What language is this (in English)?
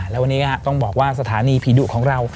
Thai